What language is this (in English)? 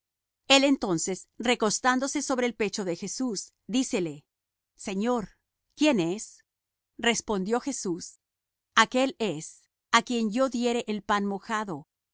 Spanish